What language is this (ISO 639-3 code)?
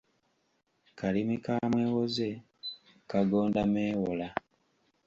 lug